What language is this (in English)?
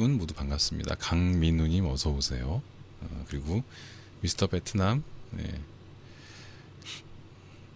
Korean